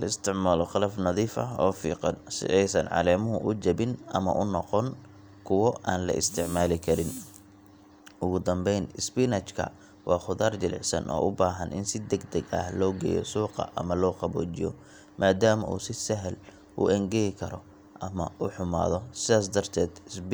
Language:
Somali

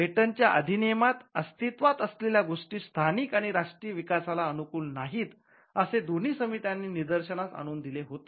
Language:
Marathi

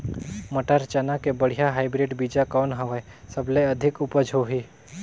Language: Chhattisgarhi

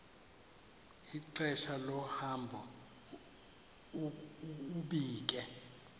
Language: Xhosa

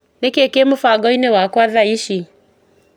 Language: Kikuyu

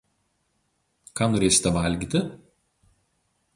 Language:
Lithuanian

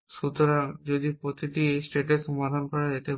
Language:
Bangla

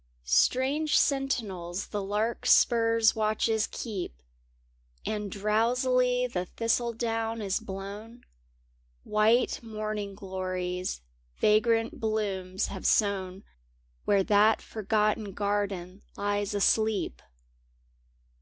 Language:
English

